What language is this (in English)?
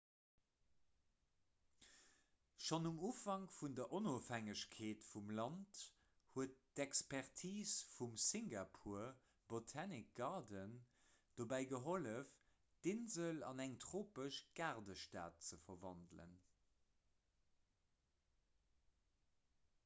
Luxembourgish